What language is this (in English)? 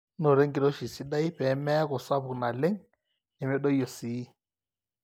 Masai